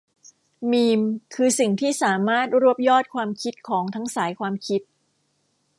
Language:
Thai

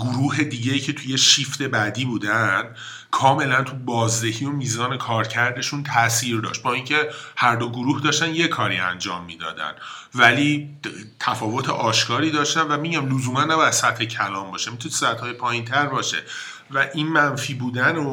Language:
Persian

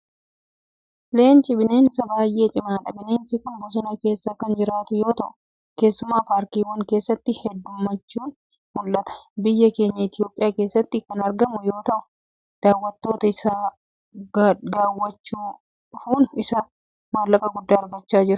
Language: Oromo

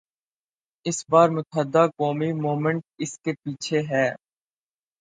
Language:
Urdu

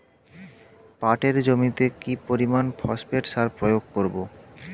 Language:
Bangla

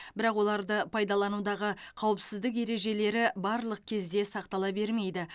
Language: Kazakh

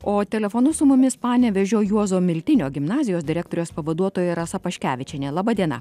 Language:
Lithuanian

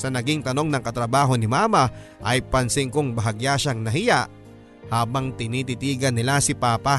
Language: Filipino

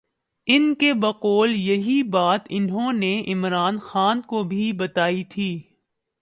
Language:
Urdu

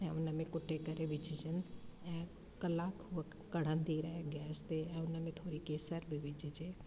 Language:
Sindhi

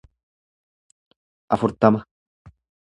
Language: Oromo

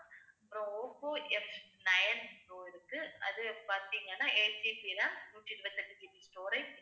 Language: Tamil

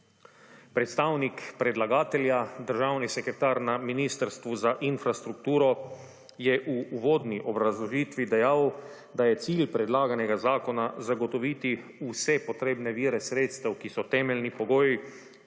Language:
Slovenian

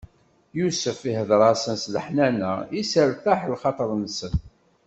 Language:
Kabyle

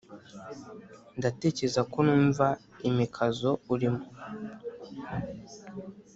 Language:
Kinyarwanda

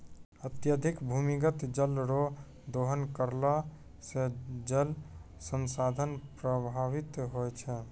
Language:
Maithili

